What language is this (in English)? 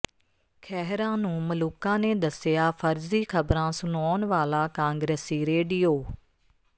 Punjabi